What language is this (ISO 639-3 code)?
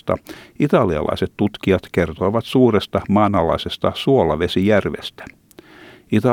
fin